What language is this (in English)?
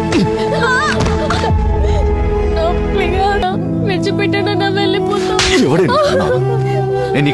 Hindi